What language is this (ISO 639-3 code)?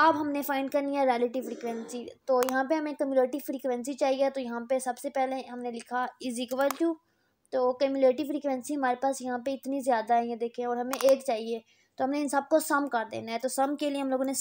hin